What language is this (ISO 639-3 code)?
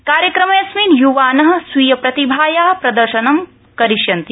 san